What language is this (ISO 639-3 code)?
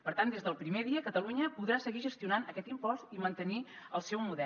cat